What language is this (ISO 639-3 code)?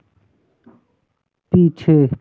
hin